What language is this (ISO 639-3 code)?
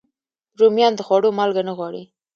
pus